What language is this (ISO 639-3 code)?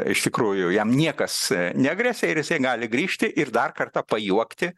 lit